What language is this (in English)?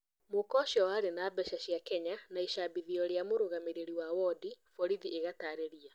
Kikuyu